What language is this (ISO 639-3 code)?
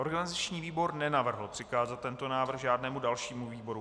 ces